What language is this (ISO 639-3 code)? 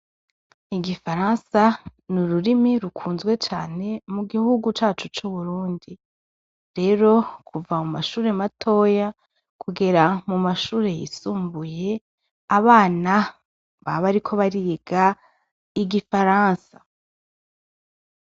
run